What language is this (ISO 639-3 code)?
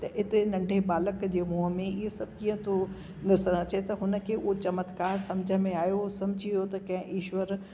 snd